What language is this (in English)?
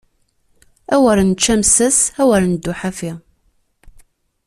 Kabyle